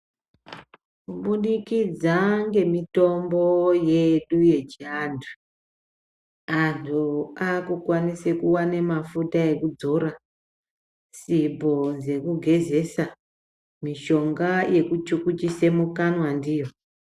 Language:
Ndau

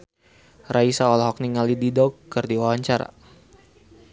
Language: Sundanese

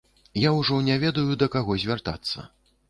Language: Belarusian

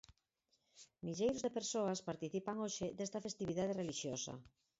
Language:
Galician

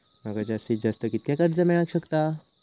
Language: Marathi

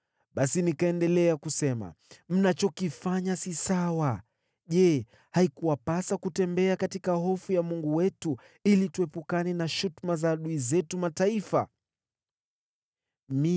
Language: Swahili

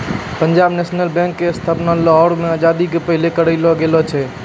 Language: Maithili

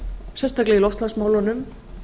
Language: Icelandic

